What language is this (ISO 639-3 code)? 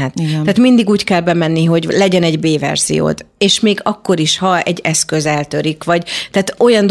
hun